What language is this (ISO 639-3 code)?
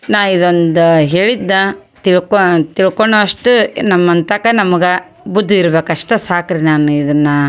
kan